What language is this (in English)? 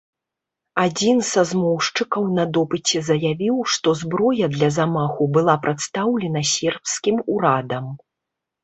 Belarusian